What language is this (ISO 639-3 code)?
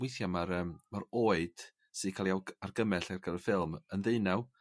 cym